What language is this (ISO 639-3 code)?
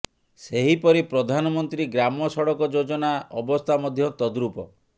ori